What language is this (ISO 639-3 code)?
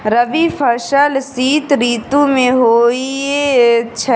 mai